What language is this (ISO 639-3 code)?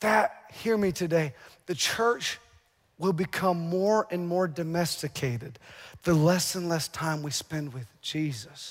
eng